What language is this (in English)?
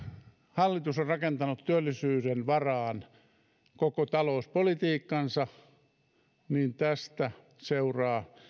Finnish